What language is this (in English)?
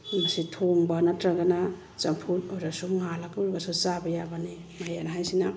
Manipuri